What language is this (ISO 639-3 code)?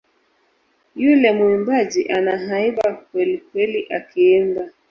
swa